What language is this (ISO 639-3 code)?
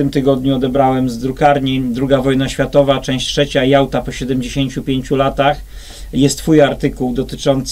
pol